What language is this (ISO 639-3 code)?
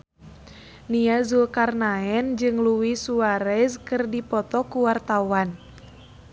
sun